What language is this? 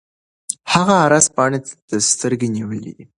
Pashto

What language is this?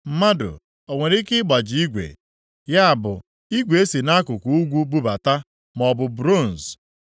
Igbo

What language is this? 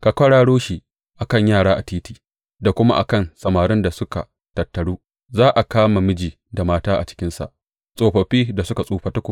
Hausa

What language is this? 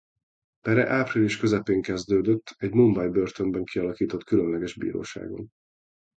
Hungarian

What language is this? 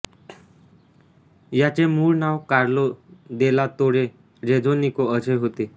Marathi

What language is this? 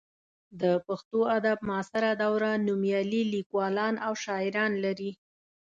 Pashto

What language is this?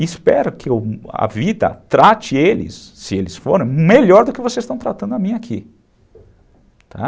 Portuguese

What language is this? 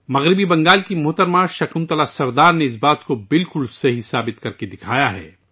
Urdu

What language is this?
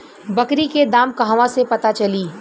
Bhojpuri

